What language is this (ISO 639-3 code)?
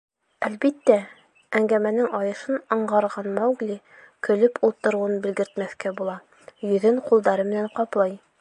bak